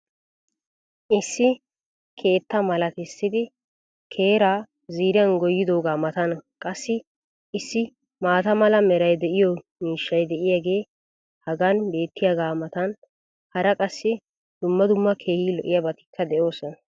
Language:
Wolaytta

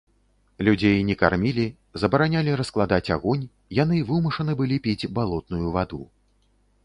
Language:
Belarusian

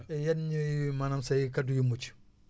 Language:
Wolof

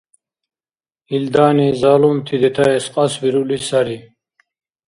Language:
Dargwa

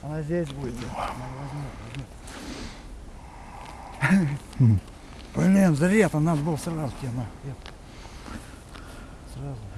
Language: Russian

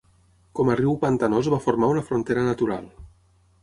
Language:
Catalan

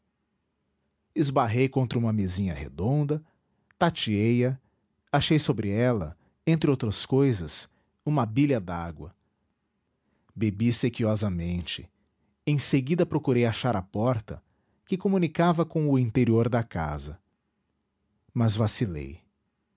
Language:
Portuguese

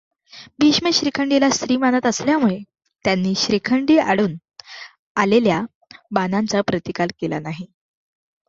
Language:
Marathi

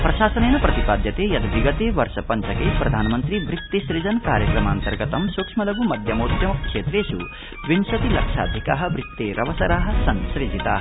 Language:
Sanskrit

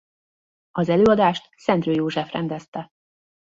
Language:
Hungarian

